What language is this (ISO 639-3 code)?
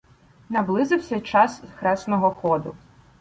ukr